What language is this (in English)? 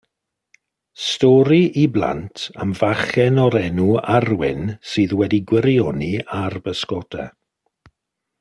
Welsh